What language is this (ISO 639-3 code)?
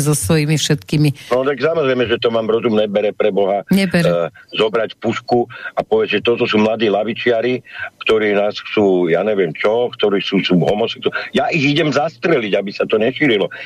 slk